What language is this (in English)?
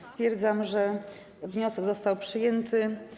Polish